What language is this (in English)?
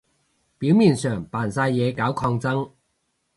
Cantonese